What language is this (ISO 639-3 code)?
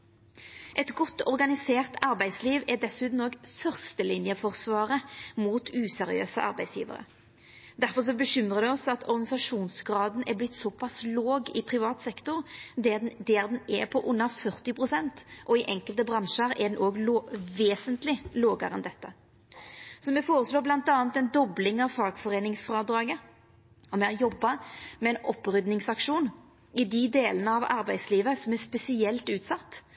nno